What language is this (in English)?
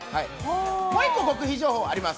Japanese